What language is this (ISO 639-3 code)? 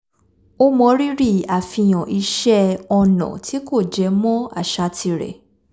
yor